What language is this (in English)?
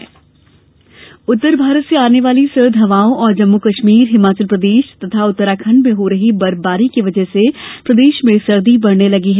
Hindi